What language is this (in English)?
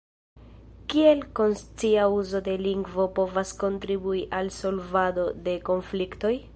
Esperanto